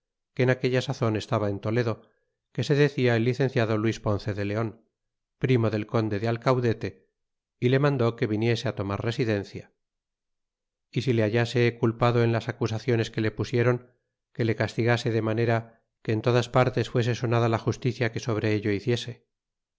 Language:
Spanish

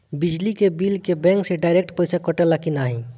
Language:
Bhojpuri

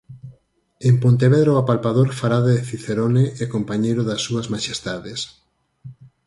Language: Galician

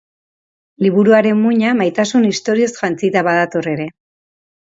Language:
Basque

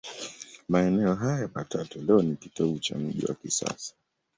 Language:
Swahili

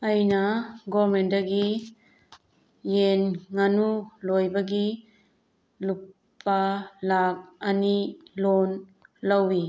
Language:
Manipuri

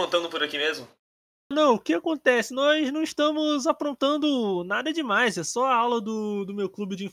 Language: Portuguese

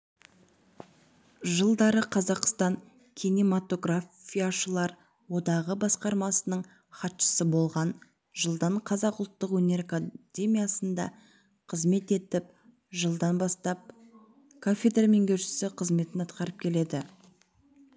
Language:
Kazakh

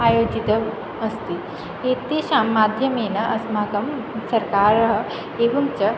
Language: Sanskrit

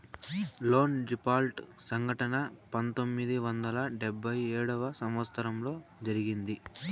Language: Telugu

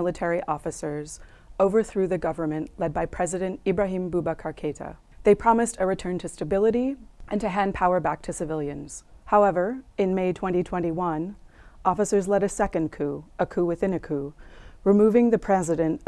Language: English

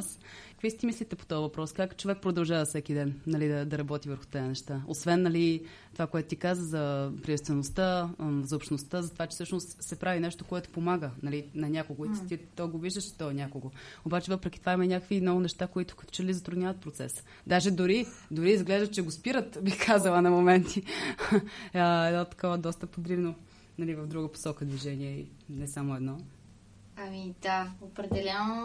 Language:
Bulgarian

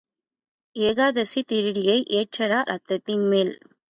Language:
Tamil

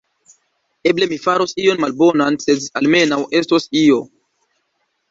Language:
Esperanto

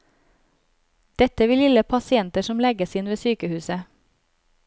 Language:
Norwegian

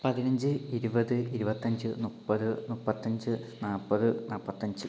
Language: Malayalam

